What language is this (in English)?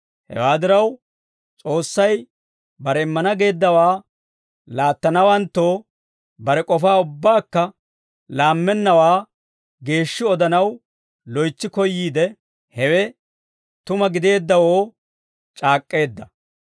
Dawro